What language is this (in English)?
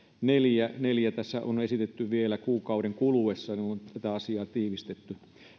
Finnish